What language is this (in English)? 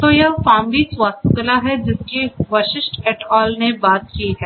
Hindi